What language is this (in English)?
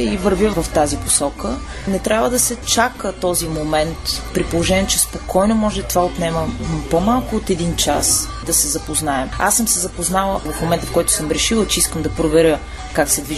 Bulgarian